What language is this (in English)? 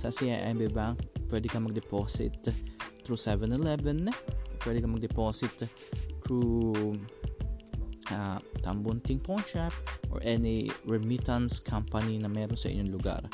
Filipino